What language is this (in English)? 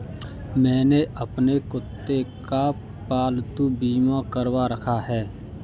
Hindi